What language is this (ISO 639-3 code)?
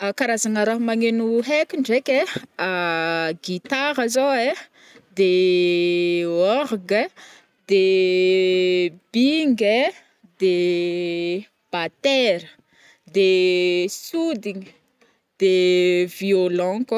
bmm